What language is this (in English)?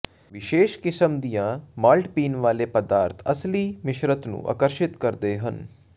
Punjabi